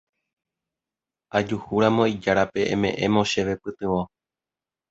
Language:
Guarani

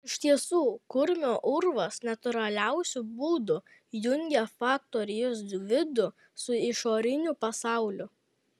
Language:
Lithuanian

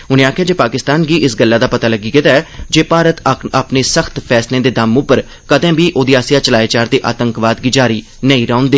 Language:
Dogri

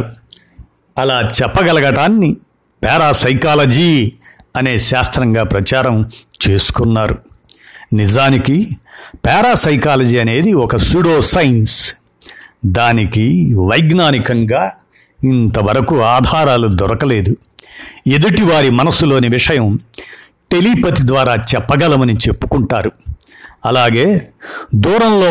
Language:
Telugu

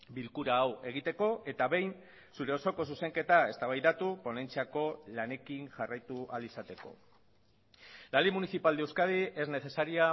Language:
Basque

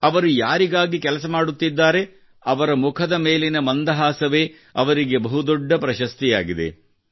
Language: Kannada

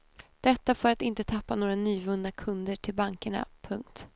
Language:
Swedish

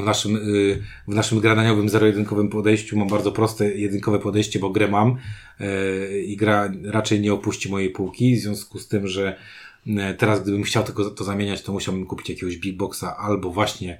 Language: Polish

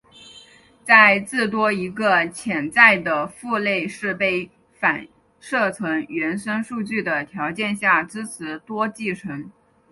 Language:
Chinese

